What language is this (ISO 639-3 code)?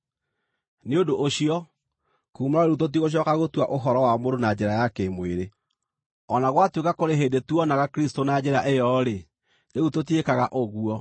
kik